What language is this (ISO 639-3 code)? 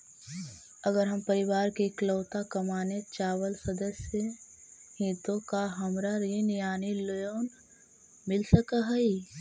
mag